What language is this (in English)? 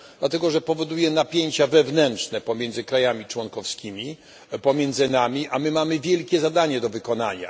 Polish